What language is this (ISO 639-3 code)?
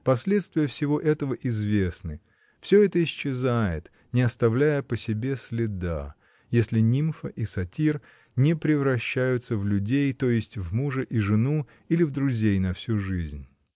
rus